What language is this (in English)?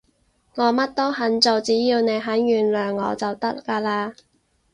Cantonese